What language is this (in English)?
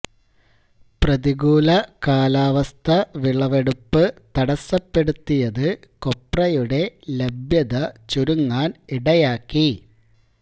Malayalam